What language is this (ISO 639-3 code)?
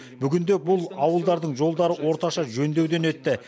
kaz